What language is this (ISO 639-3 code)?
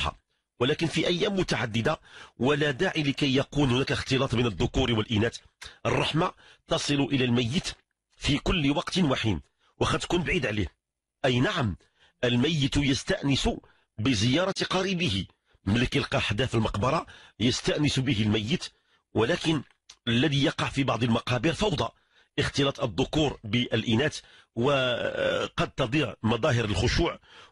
ara